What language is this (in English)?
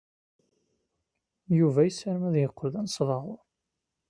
Kabyle